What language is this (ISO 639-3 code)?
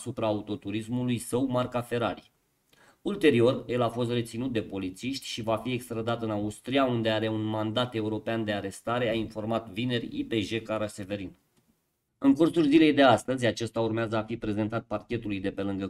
ron